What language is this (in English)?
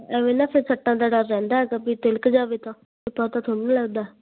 Punjabi